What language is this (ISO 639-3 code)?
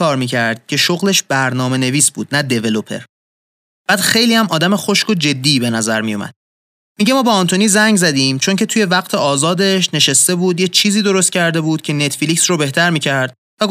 fas